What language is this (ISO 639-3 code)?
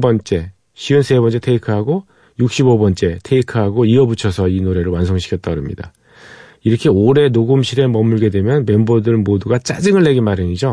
kor